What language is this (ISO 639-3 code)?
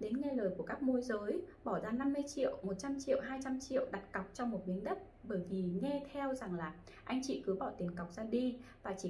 vie